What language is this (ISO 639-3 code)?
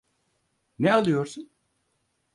tur